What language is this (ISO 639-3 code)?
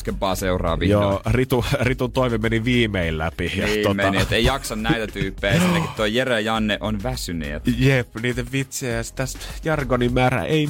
fin